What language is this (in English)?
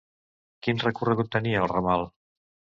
Catalan